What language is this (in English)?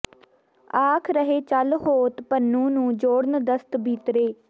Punjabi